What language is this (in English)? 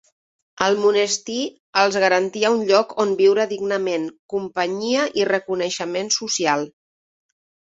Catalan